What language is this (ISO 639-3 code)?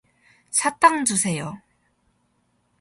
kor